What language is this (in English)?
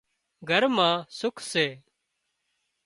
Wadiyara Koli